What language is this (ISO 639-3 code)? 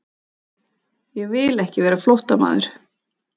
isl